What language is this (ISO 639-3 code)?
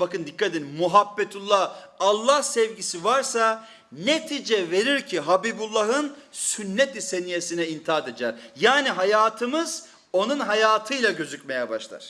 tur